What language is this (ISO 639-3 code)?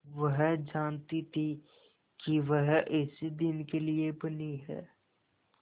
hin